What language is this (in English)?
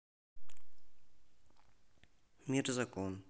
Russian